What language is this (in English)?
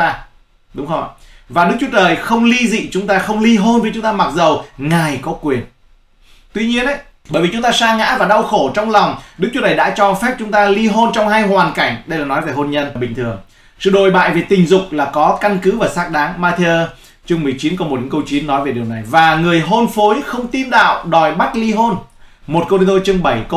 Vietnamese